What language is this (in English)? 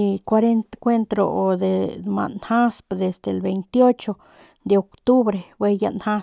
Northern Pame